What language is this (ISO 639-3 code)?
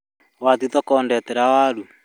kik